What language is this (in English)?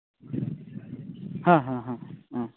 Santali